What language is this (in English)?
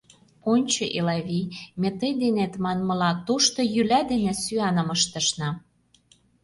Mari